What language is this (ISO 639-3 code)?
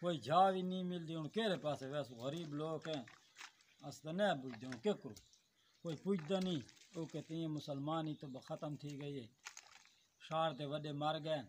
ron